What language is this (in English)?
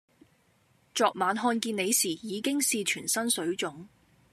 Cantonese